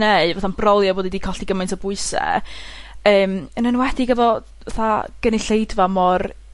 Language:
Welsh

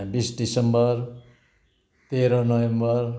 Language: Nepali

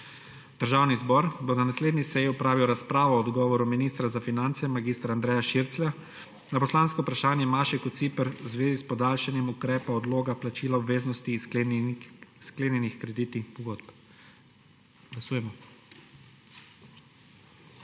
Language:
Slovenian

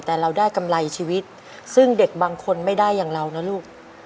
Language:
Thai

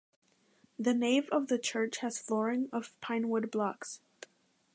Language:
English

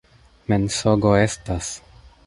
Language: Esperanto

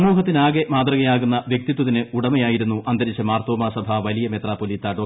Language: Malayalam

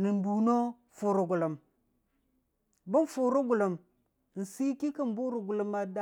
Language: Dijim-Bwilim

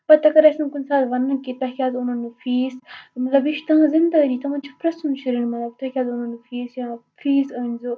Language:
Kashmiri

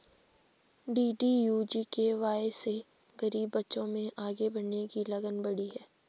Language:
Hindi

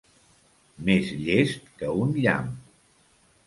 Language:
Catalan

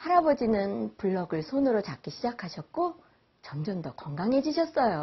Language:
Korean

